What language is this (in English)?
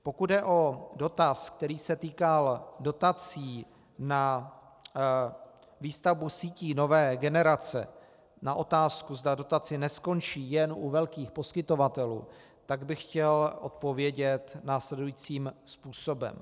Czech